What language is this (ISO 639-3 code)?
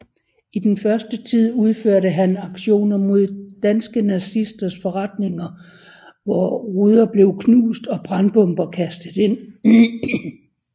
dan